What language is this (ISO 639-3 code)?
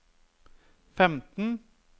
nor